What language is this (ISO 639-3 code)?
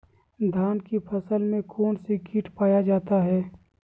mag